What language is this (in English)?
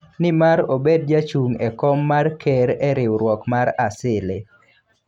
Luo (Kenya and Tanzania)